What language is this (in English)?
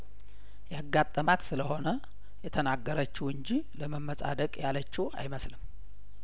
Amharic